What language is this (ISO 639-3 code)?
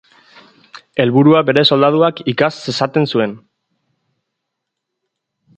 eus